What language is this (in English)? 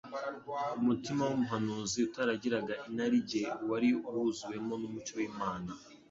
Kinyarwanda